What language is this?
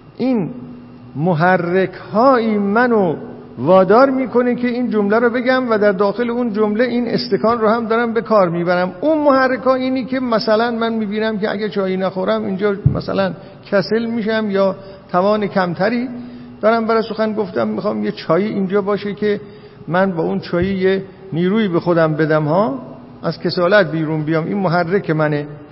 Persian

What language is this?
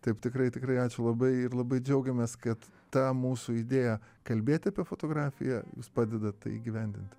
Lithuanian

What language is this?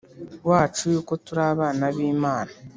Kinyarwanda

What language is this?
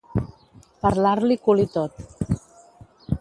Catalan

